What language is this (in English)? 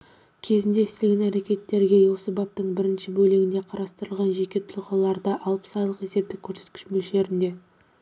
Kazakh